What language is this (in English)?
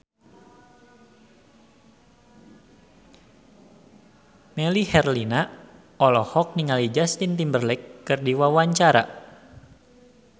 Sundanese